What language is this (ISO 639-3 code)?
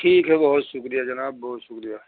urd